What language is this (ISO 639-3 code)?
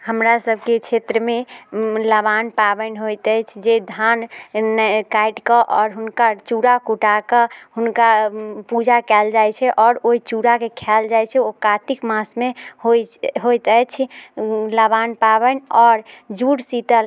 mai